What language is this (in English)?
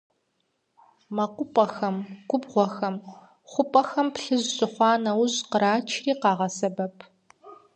Kabardian